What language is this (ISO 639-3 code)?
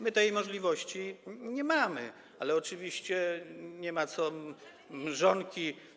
pol